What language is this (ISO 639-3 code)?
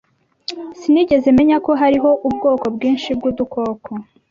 kin